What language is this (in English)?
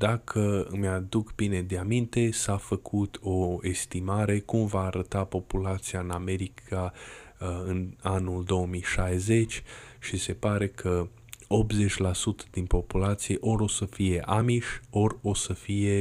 Romanian